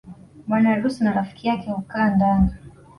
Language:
Swahili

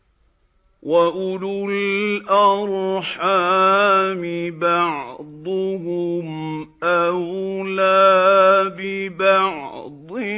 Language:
Arabic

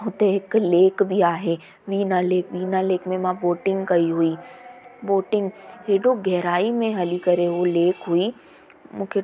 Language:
Sindhi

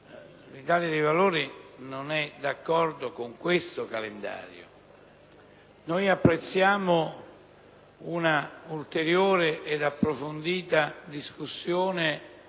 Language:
Italian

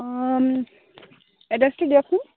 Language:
Assamese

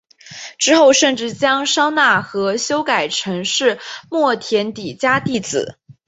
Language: Chinese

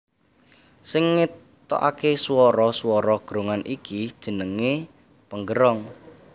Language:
Javanese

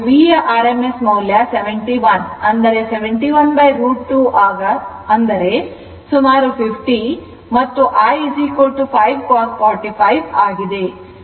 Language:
Kannada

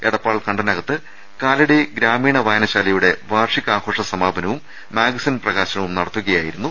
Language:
Malayalam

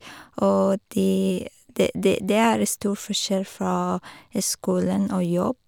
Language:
Norwegian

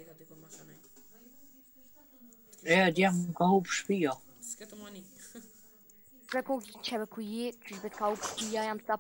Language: Romanian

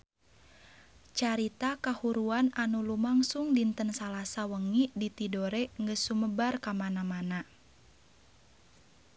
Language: Sundanese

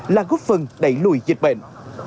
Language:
Vietnamese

